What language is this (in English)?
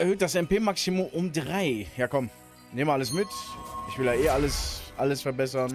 German